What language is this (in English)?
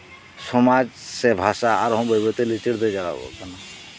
Santali